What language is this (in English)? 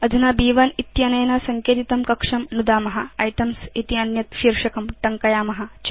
Sanskrit